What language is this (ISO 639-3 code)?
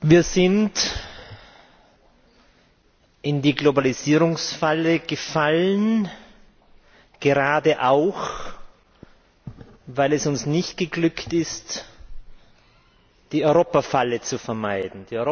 deu